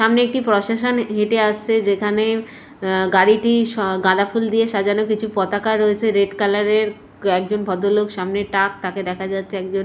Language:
Bangla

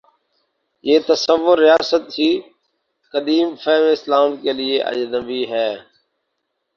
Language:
Urdu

